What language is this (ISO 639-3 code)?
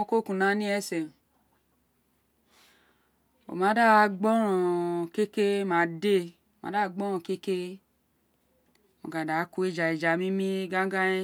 its